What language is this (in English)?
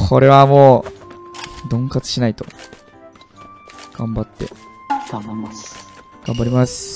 Japanese